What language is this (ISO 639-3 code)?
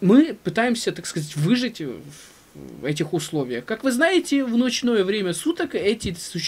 rus